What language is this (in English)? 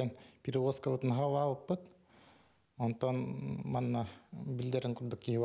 Turkish